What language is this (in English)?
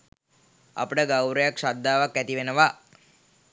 Sinhala